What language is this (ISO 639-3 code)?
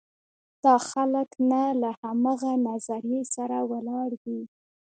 pus